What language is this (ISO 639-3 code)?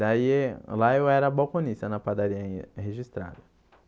por